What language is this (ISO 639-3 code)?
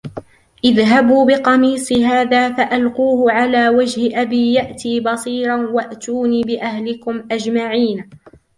ara